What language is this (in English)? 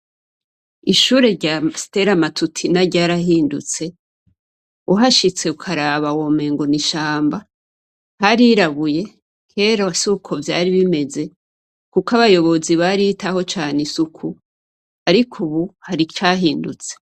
Rundi